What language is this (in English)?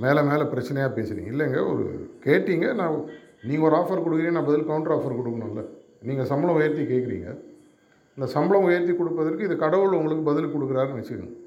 Tamil